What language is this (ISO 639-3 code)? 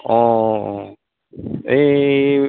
brx